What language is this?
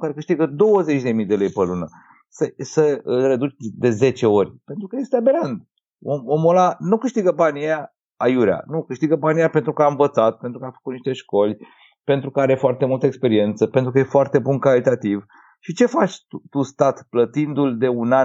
Romanian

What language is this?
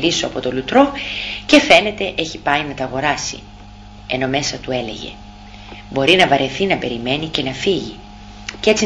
Greek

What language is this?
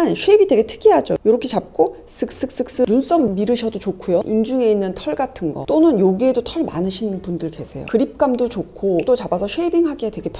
Korean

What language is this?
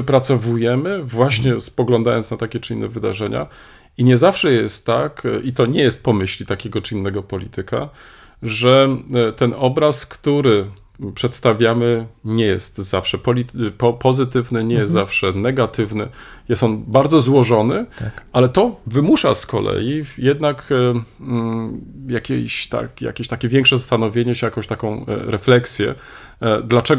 Polish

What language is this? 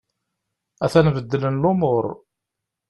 Kabyle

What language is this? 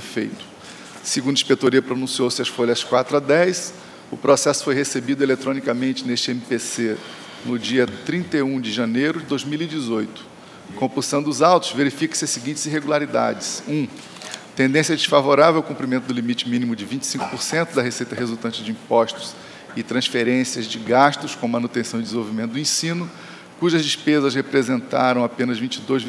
Portuguese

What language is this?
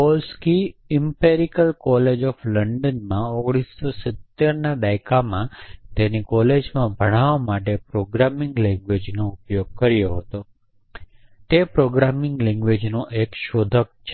Gujarati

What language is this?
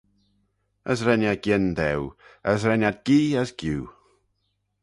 Manx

